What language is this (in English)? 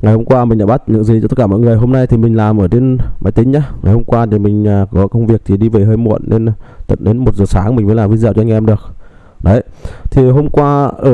Vietnamese